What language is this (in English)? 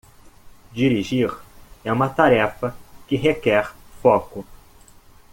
Portuguese